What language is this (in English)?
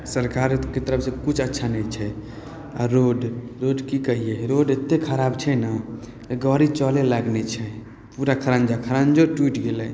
Maithili